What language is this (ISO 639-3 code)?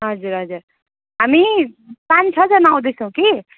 nep